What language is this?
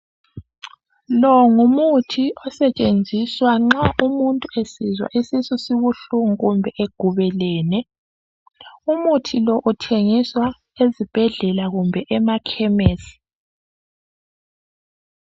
North Ndebele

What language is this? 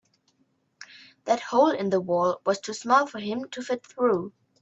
English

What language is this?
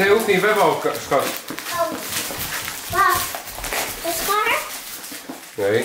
Dutch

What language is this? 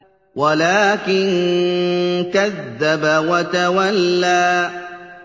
Arabic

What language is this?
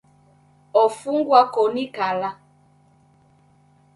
Taita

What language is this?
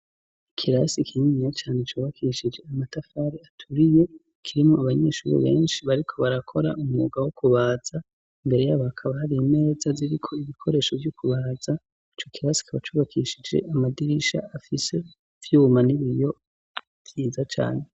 Rundi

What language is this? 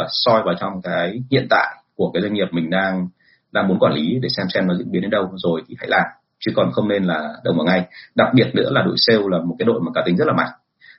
Vietnamese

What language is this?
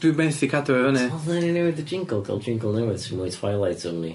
Welsh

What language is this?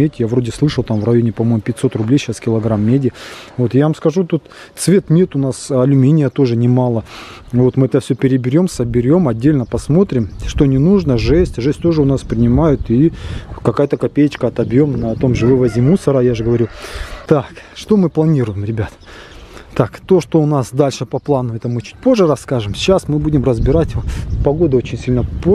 Russian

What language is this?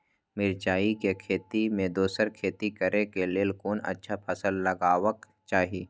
Maithili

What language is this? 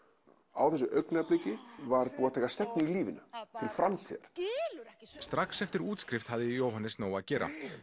Icelandic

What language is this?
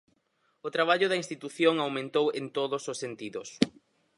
Galician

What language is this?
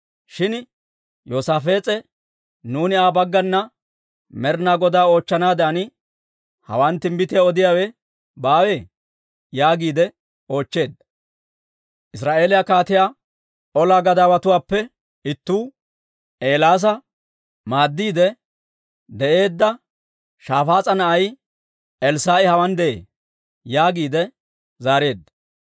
Dawro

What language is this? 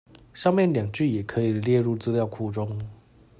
Chinese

